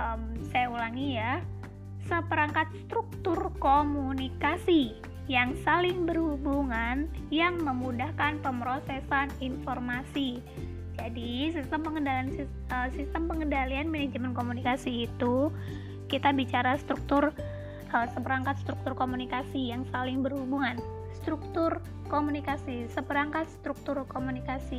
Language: Indonesian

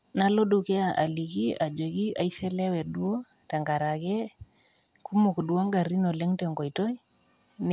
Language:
Masai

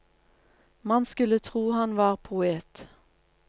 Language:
Norwegian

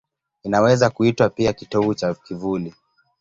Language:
Swahili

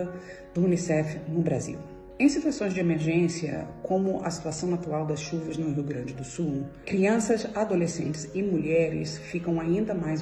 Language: Portuguese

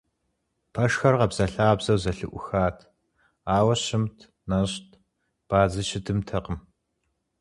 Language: Kabardian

